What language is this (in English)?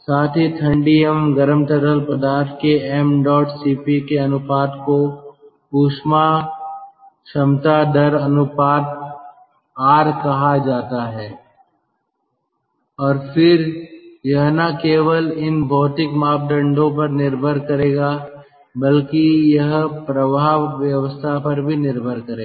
Hindi